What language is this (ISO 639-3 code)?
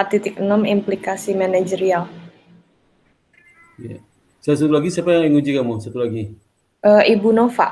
ind